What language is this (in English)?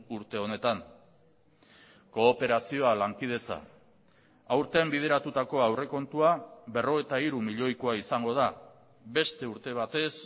Basque